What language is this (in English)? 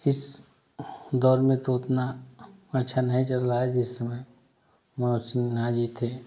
Hindi